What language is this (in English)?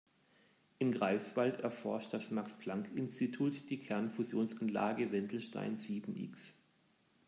German